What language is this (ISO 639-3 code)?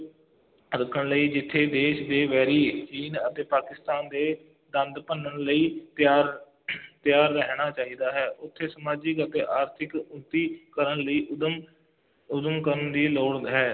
pan